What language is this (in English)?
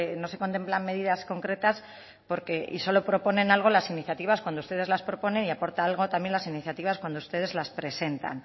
Spanish